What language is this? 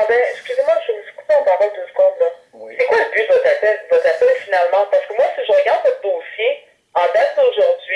French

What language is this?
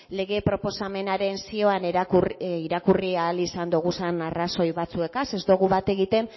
Basque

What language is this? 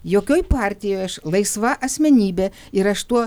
Lithuanian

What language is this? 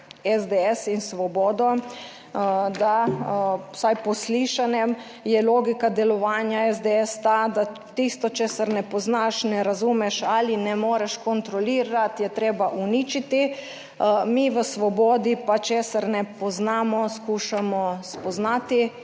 Slovenian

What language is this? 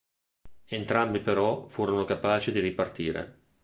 Italian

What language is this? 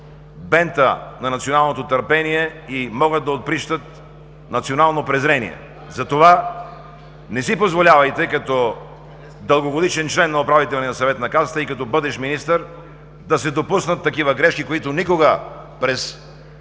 Bulgarian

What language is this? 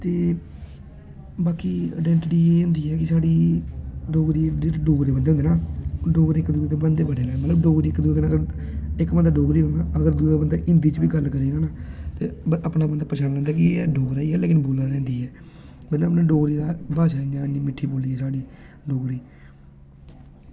Dogri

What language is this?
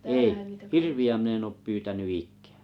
Finnish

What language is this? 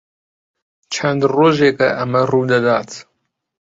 Central Kurdish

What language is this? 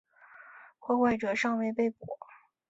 Chinese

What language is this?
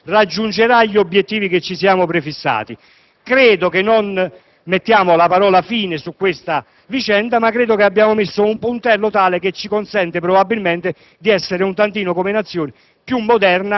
Italian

